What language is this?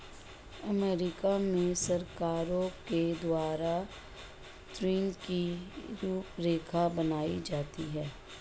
Hindi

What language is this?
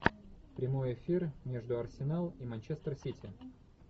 Russian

